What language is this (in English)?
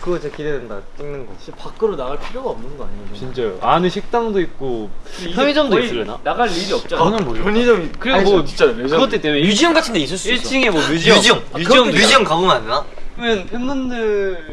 Korean